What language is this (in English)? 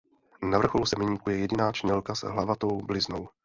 Czech